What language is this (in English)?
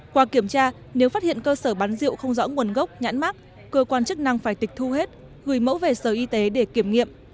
Vietnamese